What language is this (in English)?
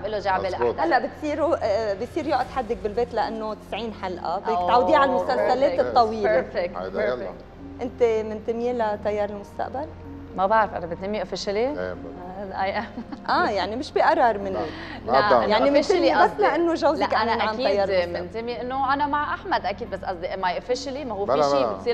Arabic